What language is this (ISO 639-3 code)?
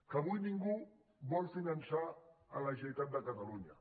cat